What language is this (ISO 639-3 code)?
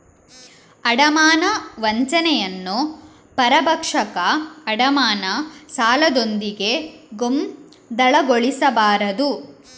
kan